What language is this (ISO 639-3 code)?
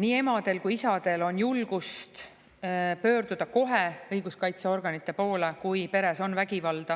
est